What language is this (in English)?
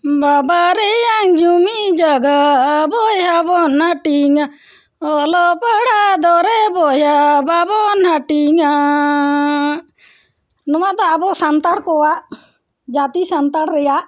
Santali